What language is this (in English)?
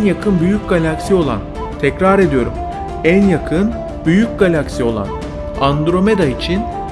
Turkish